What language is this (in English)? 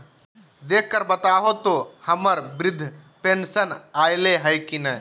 Magahi